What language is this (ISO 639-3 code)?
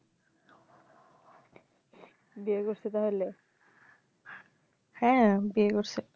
ben